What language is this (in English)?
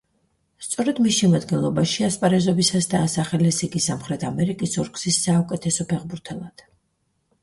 Georgian